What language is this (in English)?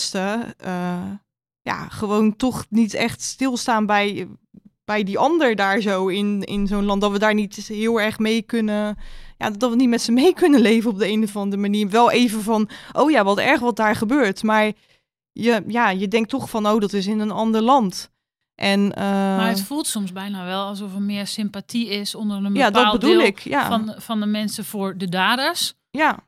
Dutch